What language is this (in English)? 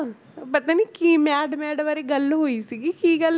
Punjabi